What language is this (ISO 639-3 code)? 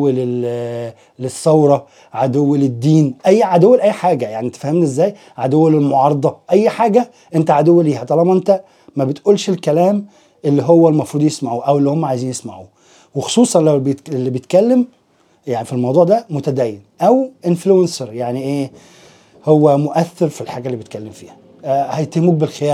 ara